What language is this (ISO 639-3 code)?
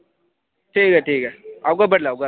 doi